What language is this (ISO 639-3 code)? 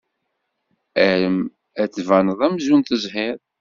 kab